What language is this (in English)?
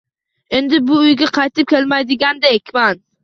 Uzbek